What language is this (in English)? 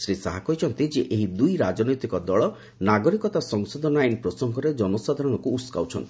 Odia